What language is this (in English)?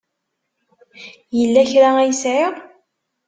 Kabyle